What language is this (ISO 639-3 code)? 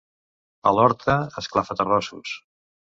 cat